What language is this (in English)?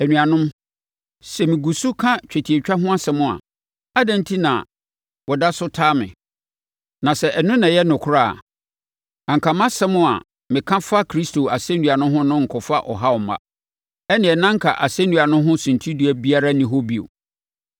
Akan